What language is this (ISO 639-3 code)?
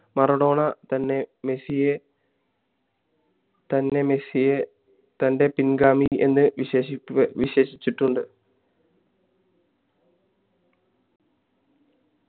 mal